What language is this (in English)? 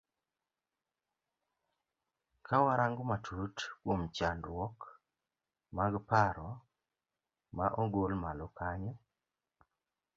Luo (Kenya and Tanzania)